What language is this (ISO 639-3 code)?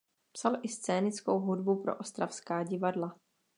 ces